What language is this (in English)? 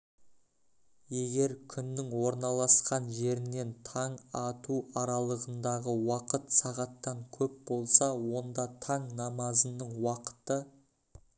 Kazakh